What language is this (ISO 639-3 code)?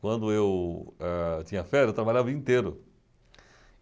por